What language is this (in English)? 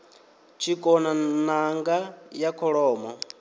Venda